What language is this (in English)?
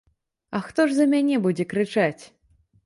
Belarusian